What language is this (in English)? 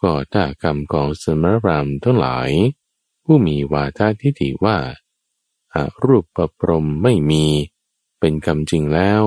Thai